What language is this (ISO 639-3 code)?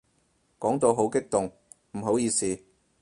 yue